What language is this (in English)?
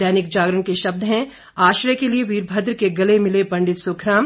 Hindi